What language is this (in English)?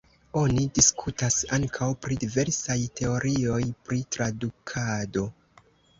Esperanto